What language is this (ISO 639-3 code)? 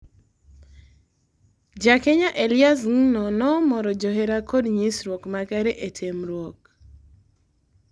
luo